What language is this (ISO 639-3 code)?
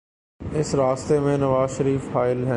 urd